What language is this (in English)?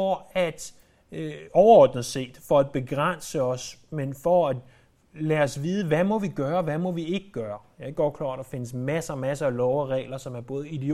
Danish